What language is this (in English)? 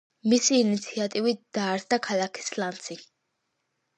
Georgian